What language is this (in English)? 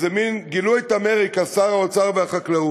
Hebrew